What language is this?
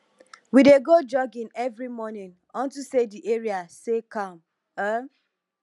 Nigerian Pidgin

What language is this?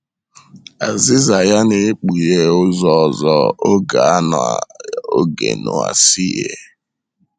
Igbo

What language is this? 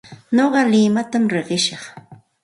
Santa Ana de Tusi Pasco Quechua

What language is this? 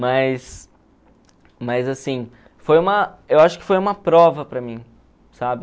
Portuguese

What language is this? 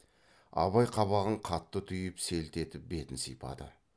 Kazakh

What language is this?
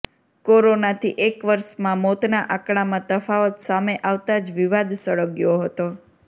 Gujarati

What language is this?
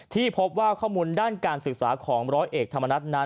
Thai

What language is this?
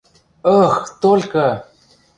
Western Mari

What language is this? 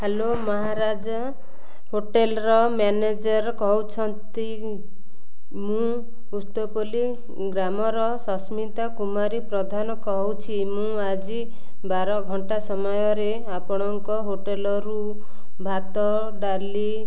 Odia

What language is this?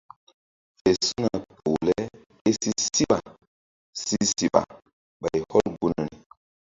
Mbum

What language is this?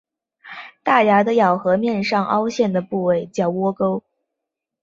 Chinese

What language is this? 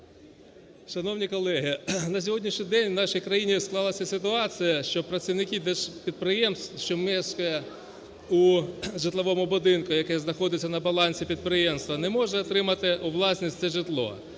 Ukrainian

